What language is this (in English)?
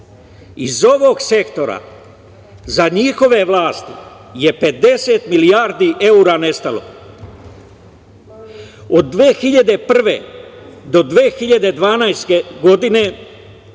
Serbian